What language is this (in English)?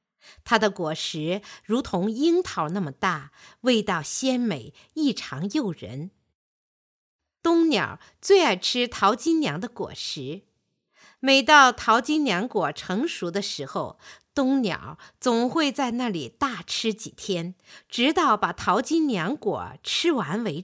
Chinese